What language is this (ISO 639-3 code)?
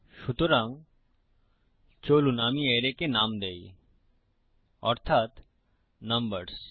ben